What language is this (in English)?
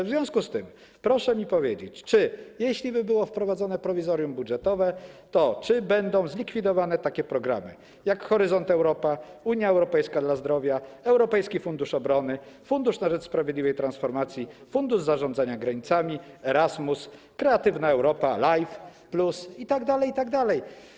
Polish